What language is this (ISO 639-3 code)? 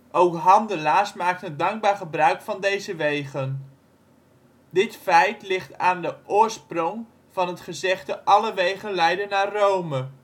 nld